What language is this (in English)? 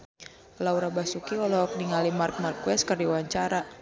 Sundanese